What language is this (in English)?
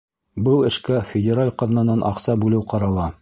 Bashkir